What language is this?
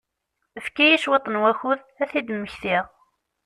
Kabyle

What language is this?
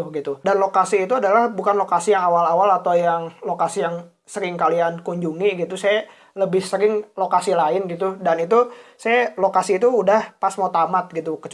Indonesian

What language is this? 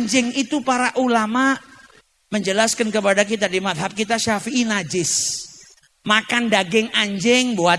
Indonesian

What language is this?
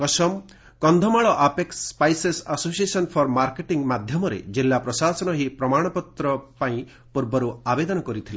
Odia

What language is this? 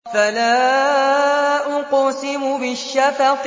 Arabic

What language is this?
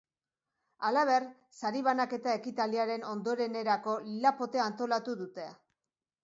Basque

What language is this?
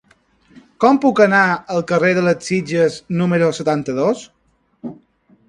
Catalan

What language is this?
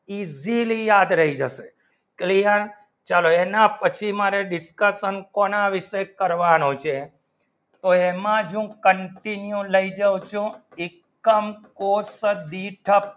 Gujarati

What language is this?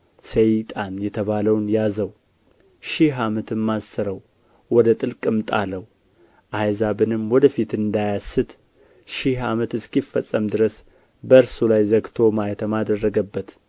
Amharic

